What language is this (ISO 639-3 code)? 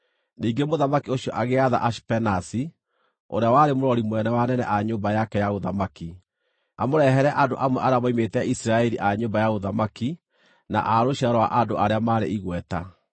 kik